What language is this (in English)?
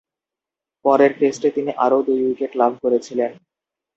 Bangla